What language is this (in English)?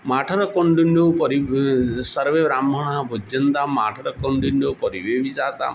Sanskrit